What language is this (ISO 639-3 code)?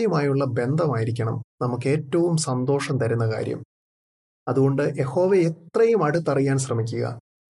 mal